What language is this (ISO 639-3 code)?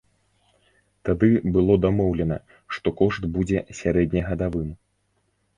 bel